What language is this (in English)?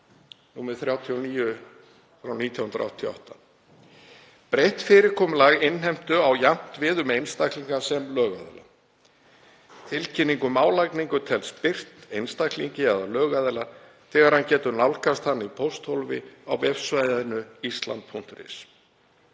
Icelandic